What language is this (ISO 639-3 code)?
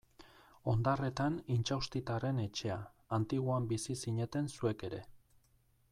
eus